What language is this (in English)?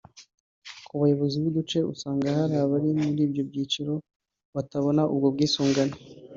Kinyarwanda